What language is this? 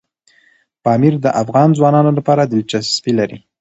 Pashto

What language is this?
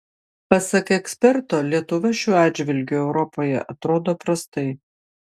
Lithuanian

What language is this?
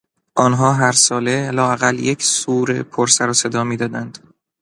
Persian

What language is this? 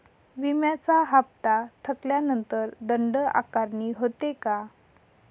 Marathi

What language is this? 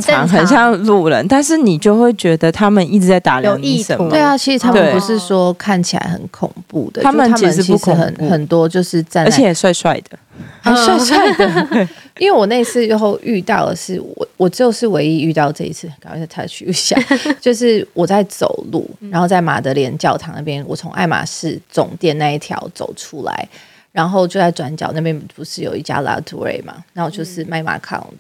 Chinese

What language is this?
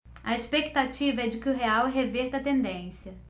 Portuguese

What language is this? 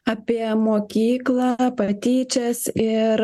Lithuanian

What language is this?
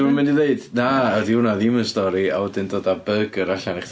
Welsh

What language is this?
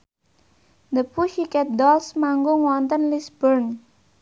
Javanese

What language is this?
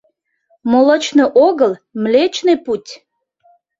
Mari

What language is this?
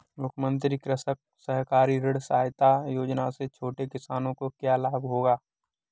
Hindi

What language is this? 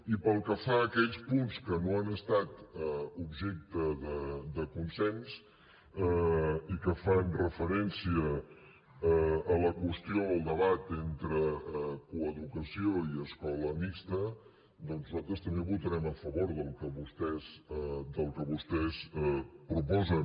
Catalan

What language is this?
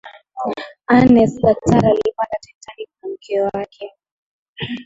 Swahili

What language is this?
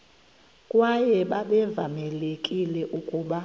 Xhosa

